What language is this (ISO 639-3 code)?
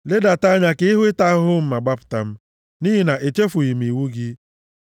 ibo